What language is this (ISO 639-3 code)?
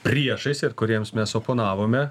lit